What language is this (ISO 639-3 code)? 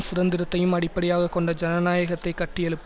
tam